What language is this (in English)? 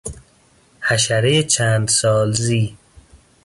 Persian